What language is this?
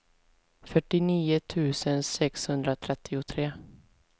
Swedish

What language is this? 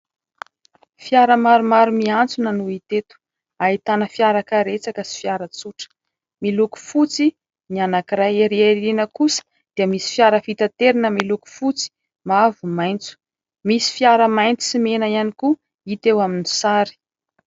Malagasy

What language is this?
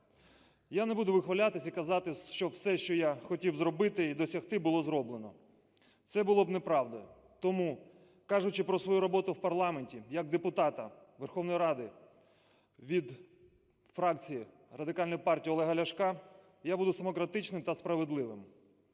Ukrainian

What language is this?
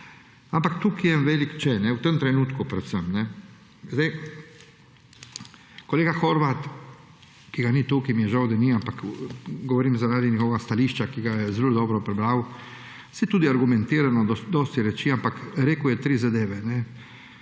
Slovenian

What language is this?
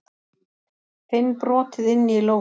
Icelandic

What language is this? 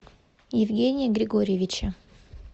Russian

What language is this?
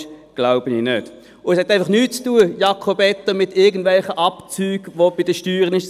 Swiss German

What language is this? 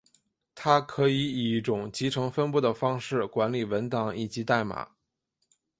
Chinese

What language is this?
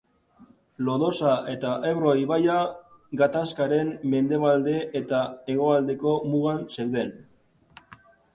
Basque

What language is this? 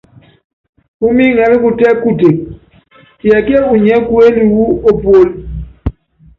Yangben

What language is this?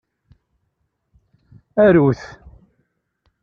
Kabyle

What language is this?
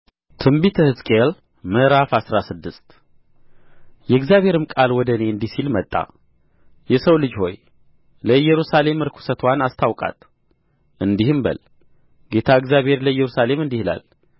Amharic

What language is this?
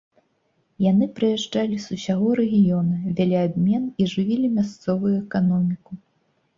Belarusian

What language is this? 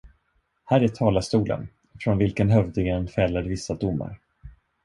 Swedish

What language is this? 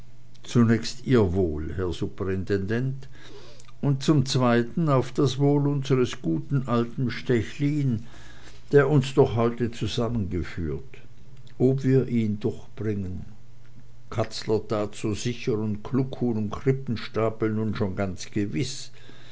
German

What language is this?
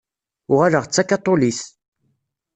Kabyle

